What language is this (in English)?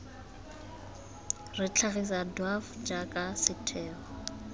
Tswana